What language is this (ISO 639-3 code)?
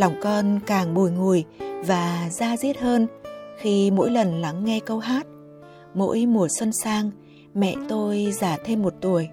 vie